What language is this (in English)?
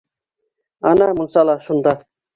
Bashkir